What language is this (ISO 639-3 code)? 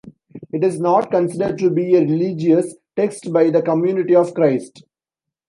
eng